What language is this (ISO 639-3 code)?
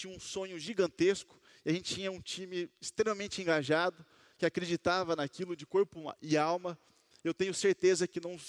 por